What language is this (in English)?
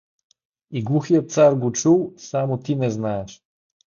Bulgarian